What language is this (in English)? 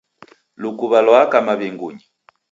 Taita